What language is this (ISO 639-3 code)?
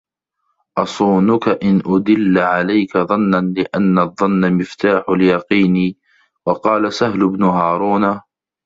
ara